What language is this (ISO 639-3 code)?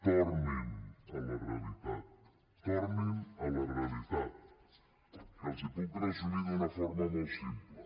cat